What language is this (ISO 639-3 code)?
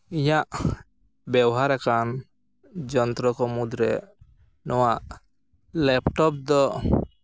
sat